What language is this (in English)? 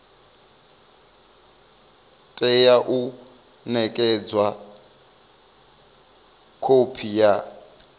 Venda